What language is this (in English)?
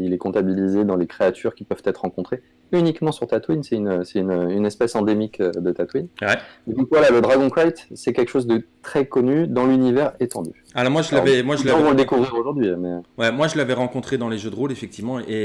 French